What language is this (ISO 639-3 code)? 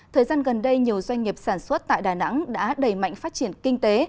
vie